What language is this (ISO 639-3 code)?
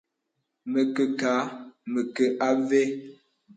beb